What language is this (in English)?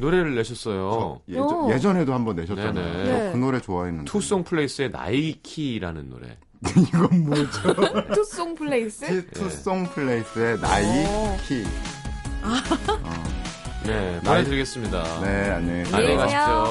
Korean